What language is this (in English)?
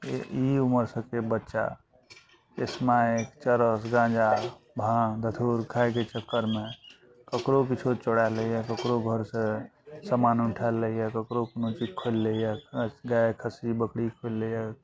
Maithili